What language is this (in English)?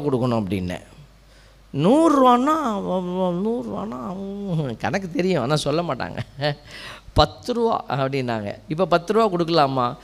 Tamil